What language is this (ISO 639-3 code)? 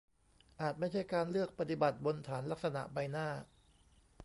tha